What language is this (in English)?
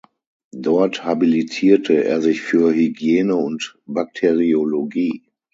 German